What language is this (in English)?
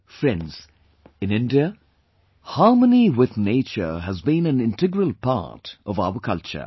English